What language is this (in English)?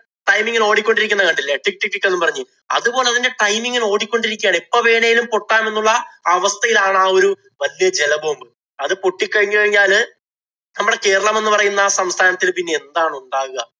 Malayalam